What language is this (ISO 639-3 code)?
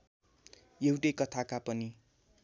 nep